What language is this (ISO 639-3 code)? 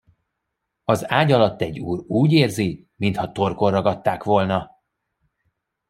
hun